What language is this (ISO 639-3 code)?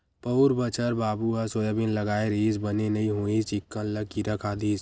hne